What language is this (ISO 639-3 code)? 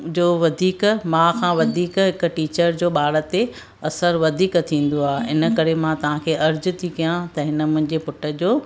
snd